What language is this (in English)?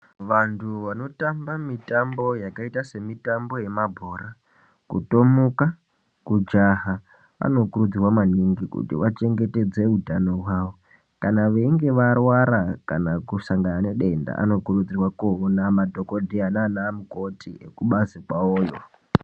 Ndau